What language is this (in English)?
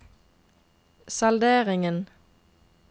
Norwegian